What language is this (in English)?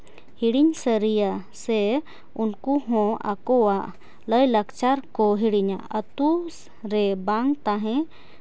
Santali